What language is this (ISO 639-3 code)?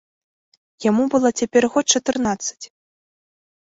bel